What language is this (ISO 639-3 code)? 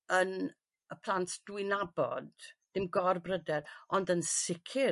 cym